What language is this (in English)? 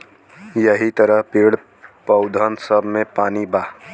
Bhojpuri